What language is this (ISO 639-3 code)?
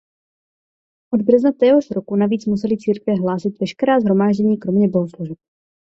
ces